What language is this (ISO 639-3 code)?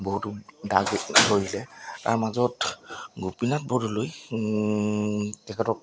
asm